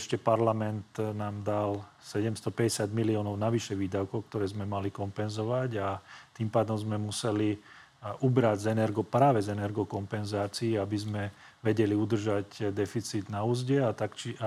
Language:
Slovak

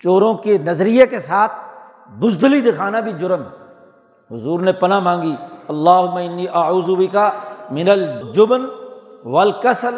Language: Urdu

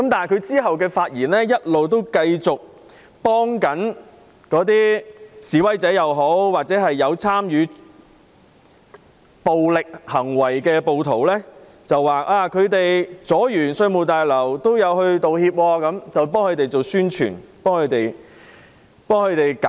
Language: Cantonese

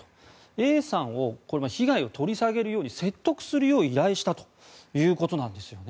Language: Japanese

